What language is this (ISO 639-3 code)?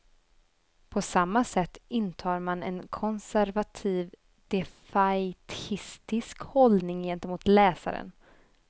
swe